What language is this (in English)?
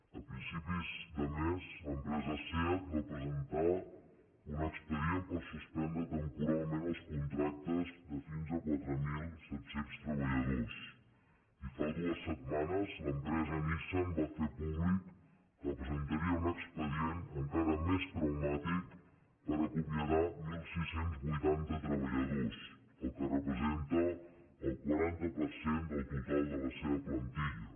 Catalan